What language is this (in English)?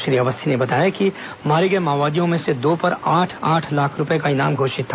Hindi